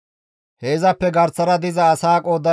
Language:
Gamo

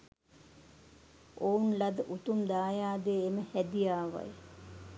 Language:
Sinhala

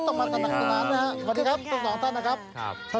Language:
Thai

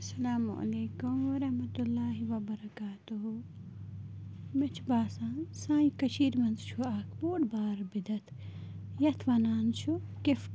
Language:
Kashmiri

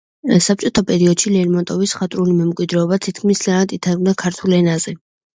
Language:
Georgian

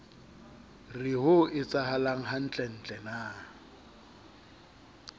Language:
Southern Sotho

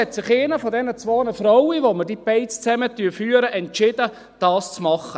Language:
Swiss German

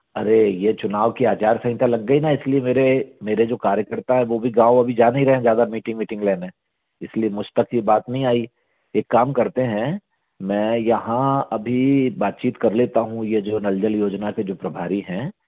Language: Hindi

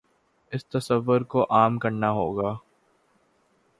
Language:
Urdu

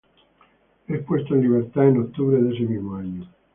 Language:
Spanish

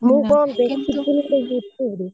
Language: Odia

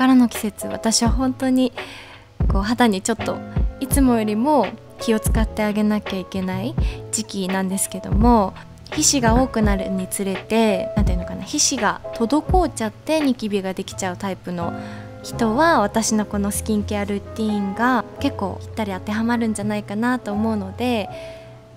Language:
Japanese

